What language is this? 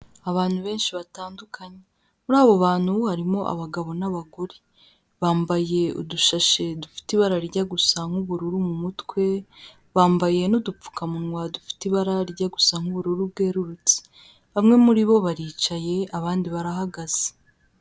Kinyarwanda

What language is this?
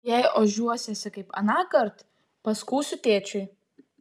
Lithuanian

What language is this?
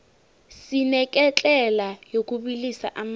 South Ndebele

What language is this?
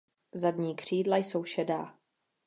Czech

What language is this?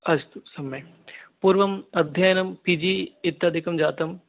Sanskrit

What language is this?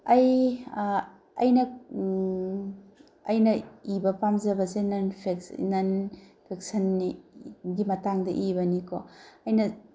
Manipuri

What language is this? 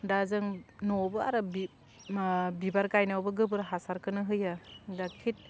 Bodo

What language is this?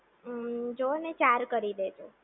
Gujarati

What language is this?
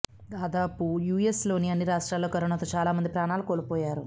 Telugu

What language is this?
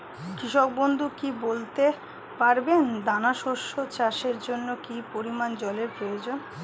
Bangla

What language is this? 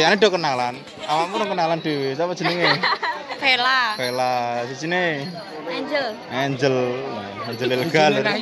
Indonesian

